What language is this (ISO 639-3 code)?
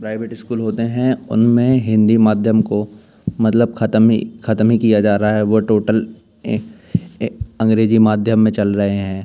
hin